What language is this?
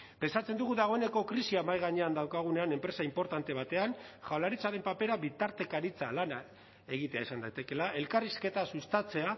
Basque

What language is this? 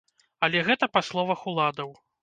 Belarusian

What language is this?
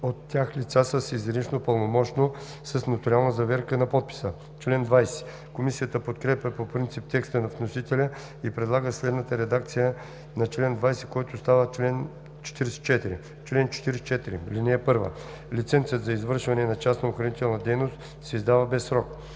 Bulgarian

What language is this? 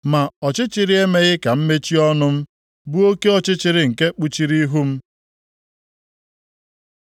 Igbo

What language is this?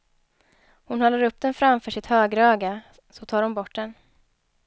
Swedish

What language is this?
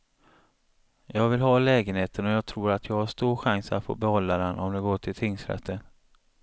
Swedish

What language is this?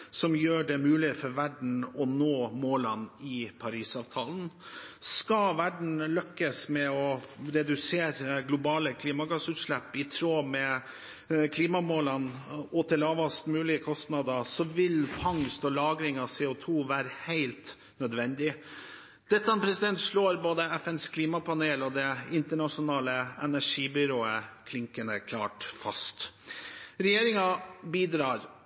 Norwegian Bokmål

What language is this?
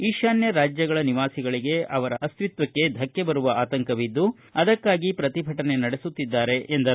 Kannada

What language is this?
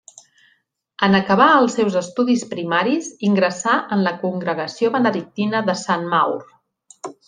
Catalan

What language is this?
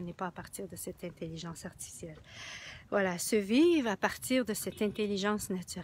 French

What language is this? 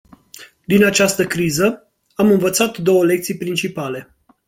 Romanian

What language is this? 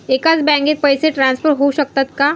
Marathi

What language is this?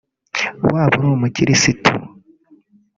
Kinyarwanda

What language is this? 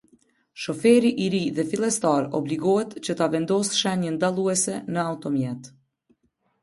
Albanian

